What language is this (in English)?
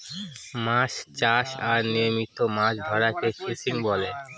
Bangla